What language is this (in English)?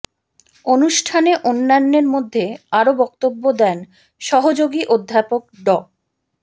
Bangla